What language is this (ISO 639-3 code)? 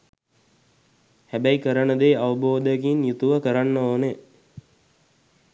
sin